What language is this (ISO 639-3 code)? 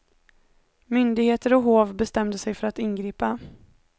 swe